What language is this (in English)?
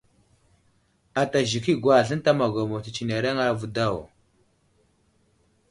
Wuzlam